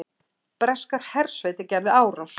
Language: Icelandic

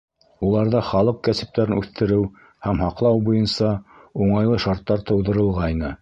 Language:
Bashkir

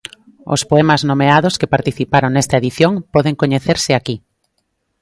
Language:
Galician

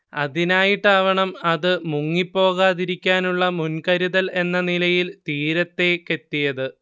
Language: Malayalam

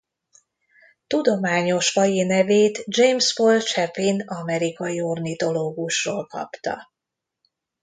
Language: Hungarian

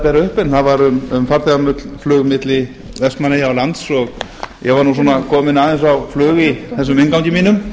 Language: Icelandic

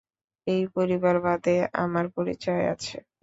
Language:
Bangla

